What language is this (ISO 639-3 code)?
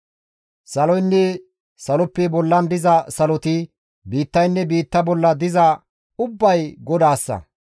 gmv